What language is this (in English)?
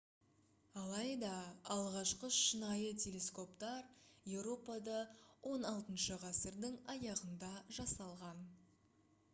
Kazakh